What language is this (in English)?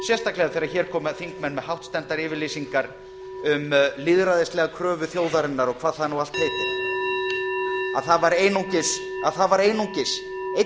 Icelandic